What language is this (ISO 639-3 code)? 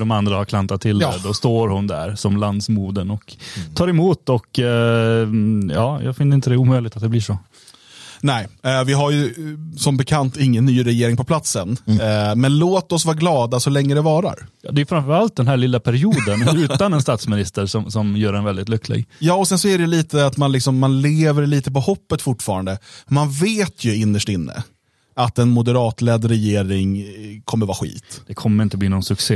swe